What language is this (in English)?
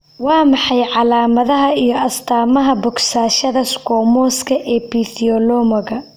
Somali